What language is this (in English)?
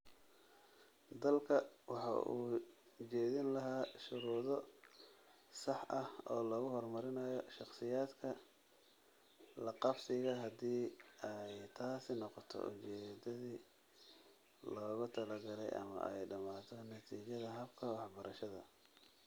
Somali